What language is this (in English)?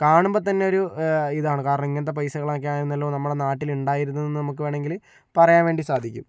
Malayalam